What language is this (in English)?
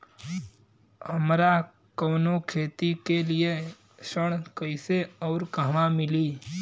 Bhojpuri